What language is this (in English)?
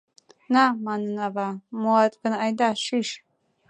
Mari